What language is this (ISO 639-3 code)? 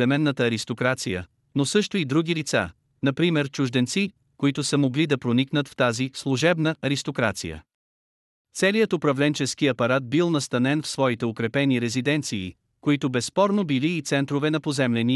bul